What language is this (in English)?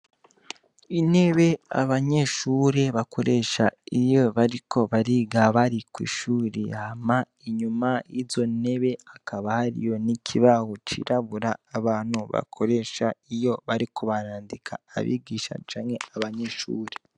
Rundi